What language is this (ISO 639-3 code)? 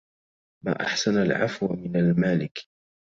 ara